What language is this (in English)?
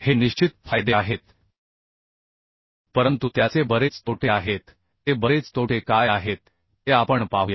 Marathi